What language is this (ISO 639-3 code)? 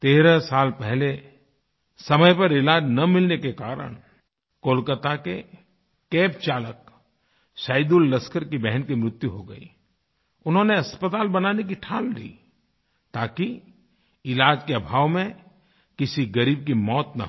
hin